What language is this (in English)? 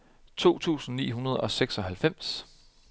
Danish